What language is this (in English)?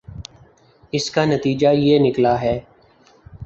Urdu